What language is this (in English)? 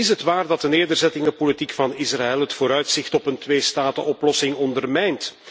Dutch